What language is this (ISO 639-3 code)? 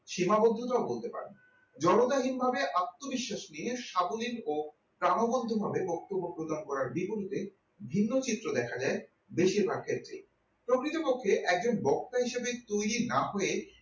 ben